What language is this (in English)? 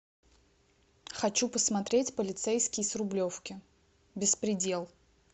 Russian